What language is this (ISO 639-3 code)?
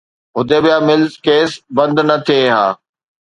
snd